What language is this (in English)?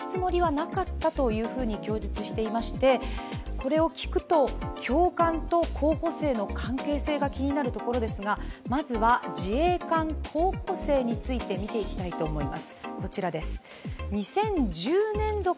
Japanese